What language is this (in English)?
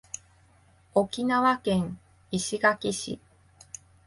Japanese